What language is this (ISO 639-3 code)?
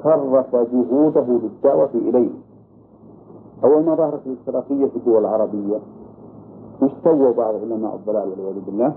ara